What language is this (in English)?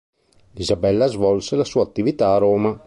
Italian